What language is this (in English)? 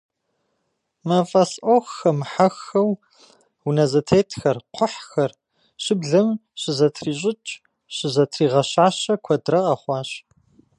Kabardian